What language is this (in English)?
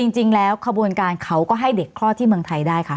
Thai